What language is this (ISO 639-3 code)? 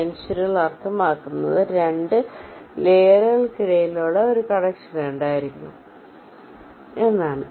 mal